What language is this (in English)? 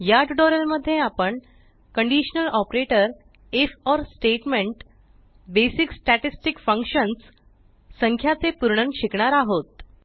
Marathi